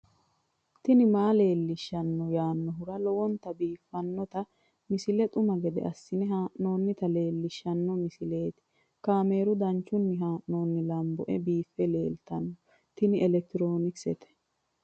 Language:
Sidamo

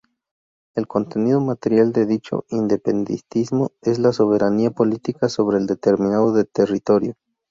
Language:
Spanish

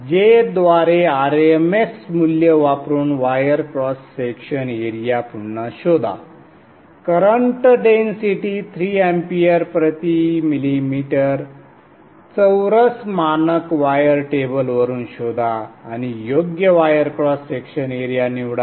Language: Marathi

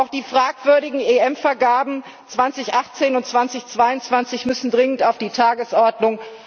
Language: German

